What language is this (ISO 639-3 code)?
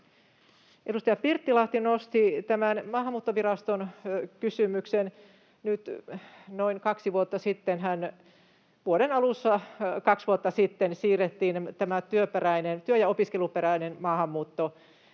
fin